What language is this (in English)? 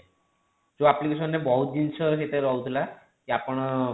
Odia